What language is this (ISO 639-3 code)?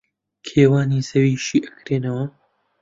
ckb